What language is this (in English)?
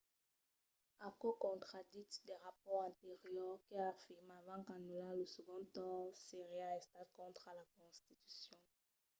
Occitan